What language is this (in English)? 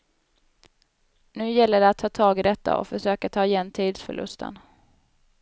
Swedish